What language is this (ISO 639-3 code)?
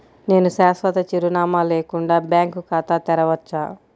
tel